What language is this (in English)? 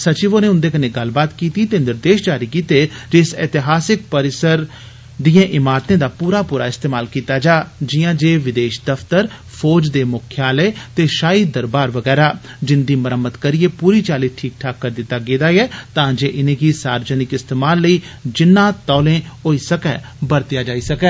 Dogri